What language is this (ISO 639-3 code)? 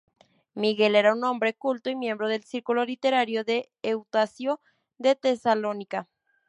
spa